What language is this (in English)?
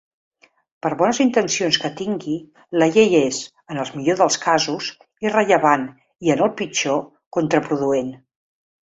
Catalan